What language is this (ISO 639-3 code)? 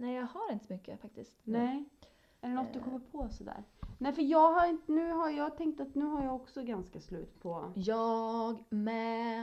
swe